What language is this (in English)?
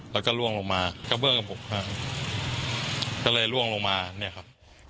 Thai